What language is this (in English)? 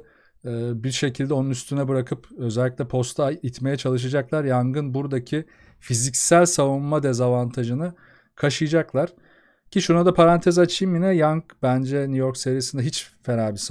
Turkish